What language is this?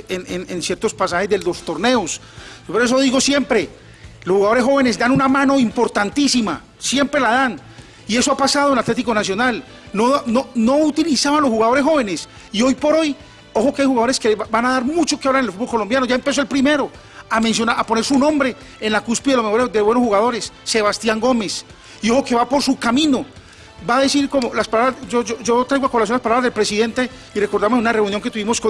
Spanish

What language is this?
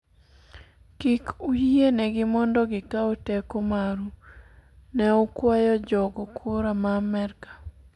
Luo (Kenya and Tanzania)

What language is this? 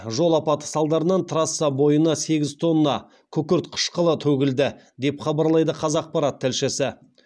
Kazakh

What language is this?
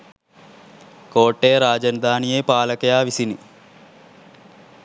Sinhala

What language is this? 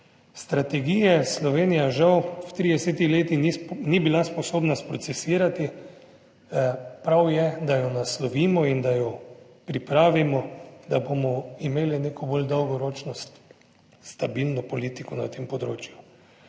Slovenian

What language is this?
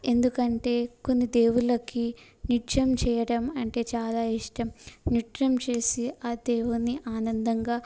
Telugu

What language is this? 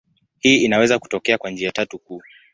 Swahili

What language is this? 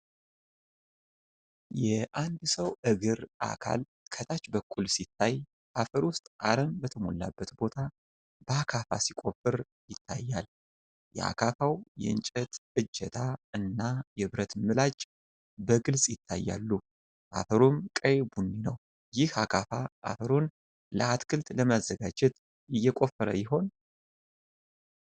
Amharic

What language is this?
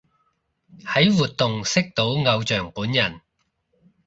Cantonese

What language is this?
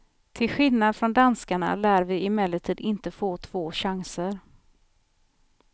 Swedish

